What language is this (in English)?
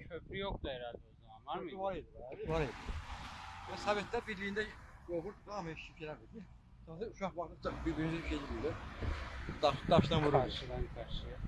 Turkish